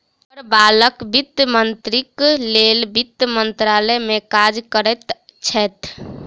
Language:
Maithili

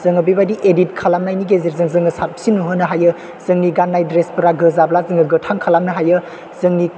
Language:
Bodo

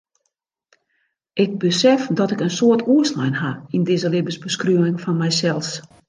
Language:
Western Frisian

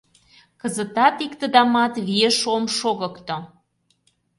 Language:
Mari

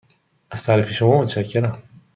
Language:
Persian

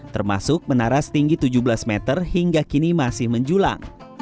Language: Indonesian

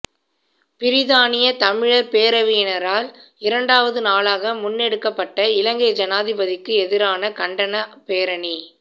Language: Tamil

